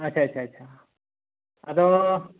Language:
Santali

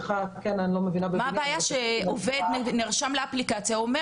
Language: Hebrew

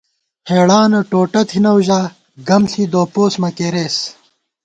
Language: Gawar-Bati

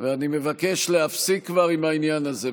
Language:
Hebrew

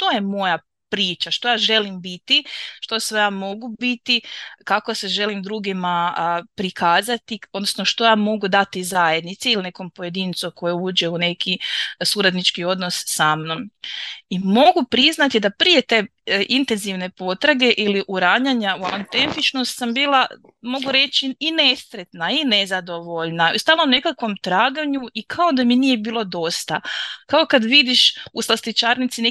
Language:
Croatian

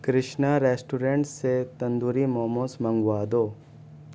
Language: Urdu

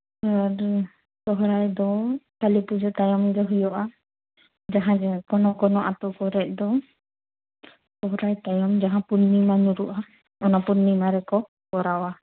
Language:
Santali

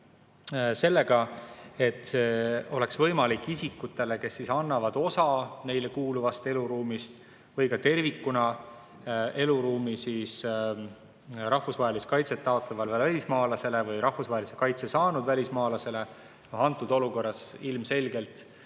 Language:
Estonian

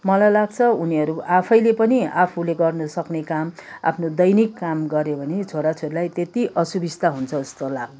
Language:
Nepali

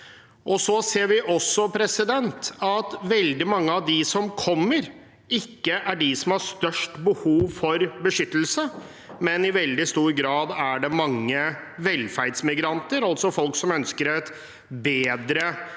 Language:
Norwegian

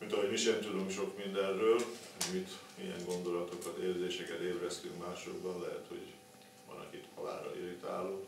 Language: Hungarian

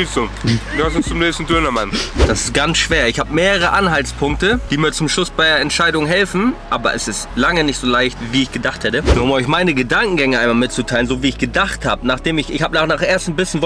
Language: German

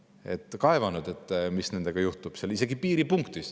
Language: Estonian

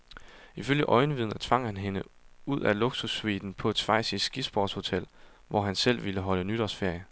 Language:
Danish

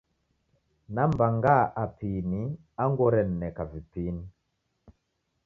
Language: Taita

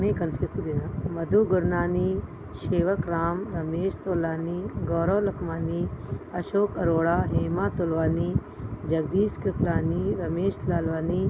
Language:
Sindhi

